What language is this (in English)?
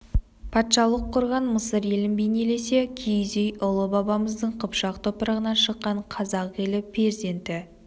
Kazakh